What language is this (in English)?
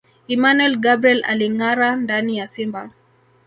Swahili